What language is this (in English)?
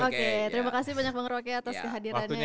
Indonesian